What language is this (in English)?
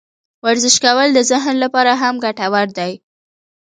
Pashto